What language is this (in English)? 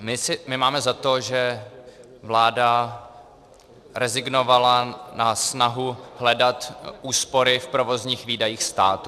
Czech